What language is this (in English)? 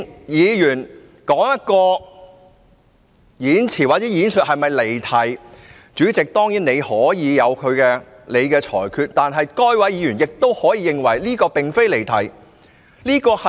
Cantonese